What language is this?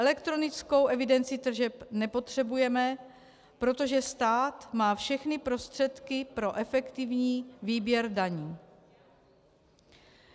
Czech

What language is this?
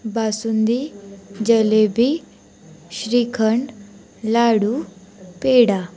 Marathi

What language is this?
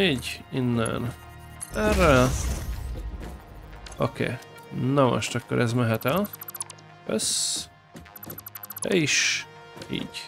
Hungarian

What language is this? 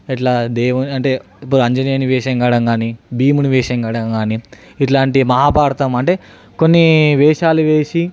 Telugu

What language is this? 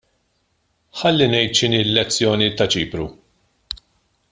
Maltese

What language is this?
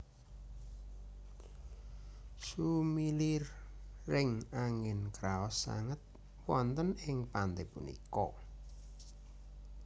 Javanese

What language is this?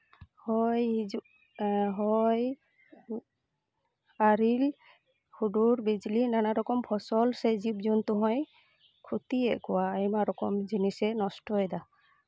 Santali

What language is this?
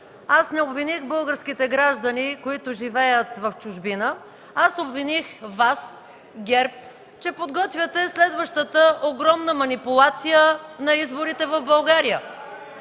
Bulgarian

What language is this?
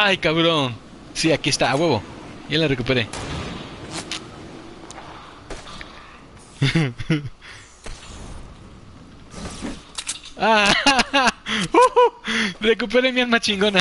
Spanish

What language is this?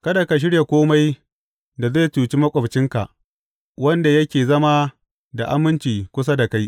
Hausa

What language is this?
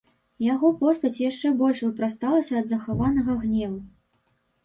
Belarusian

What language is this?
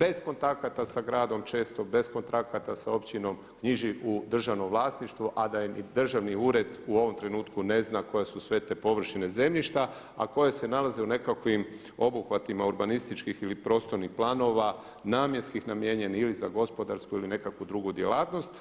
Croatian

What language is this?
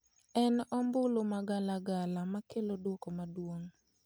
Luo (Kenya and Tanzania)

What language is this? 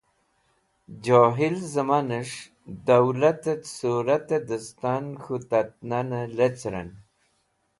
Wakhi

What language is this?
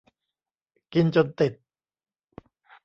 Thai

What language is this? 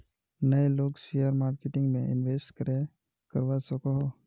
Magahi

